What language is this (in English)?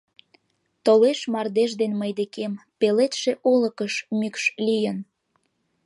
Mari